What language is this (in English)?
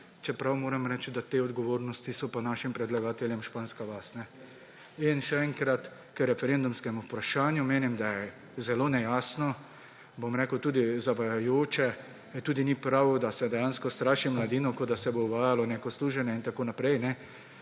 Slovenian